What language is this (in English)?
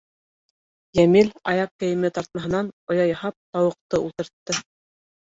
Bashkir